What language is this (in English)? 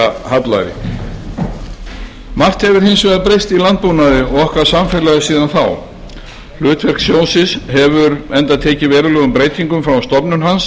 Icelandic